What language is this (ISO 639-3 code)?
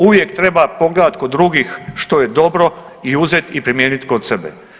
hrv